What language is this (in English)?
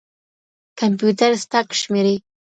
Pashto